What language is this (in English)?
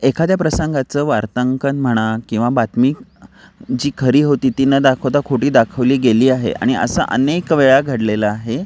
Marathi